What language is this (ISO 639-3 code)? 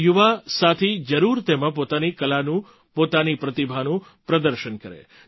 guj